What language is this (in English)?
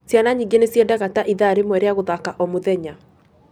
Kikuyu